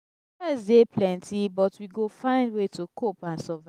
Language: Nigerian Pidgin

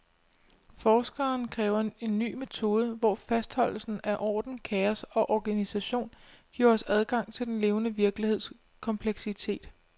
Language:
Danish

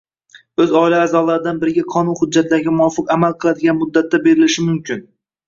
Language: Uzbek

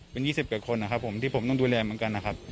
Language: Thai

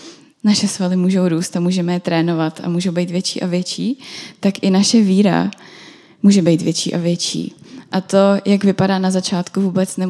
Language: Czech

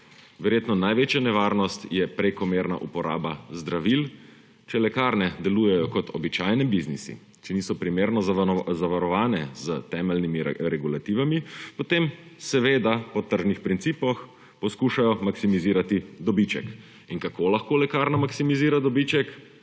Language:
Slovenian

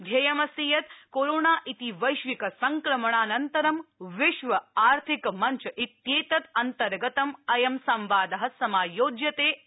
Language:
Sanskrit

